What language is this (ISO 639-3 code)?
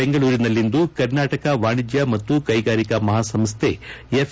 kan